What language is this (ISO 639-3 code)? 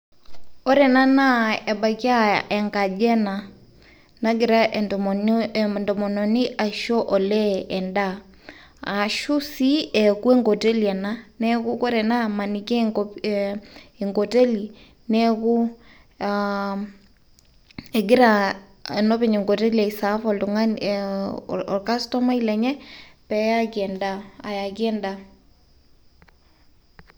mas